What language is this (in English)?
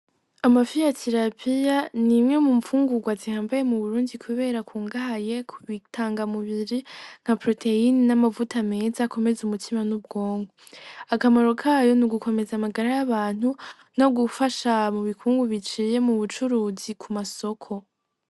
Rundi